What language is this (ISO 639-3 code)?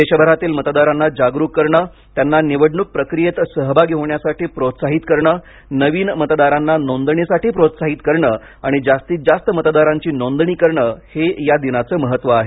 mar